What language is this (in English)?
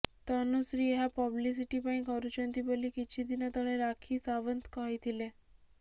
Odia